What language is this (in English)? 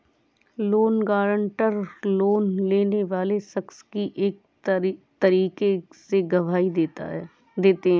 Hindi